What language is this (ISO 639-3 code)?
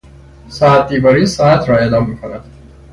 fas